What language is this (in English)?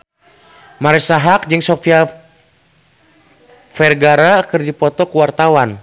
Sundanese